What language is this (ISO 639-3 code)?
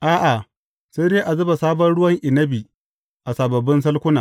hau